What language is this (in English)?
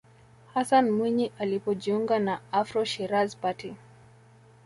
Swahili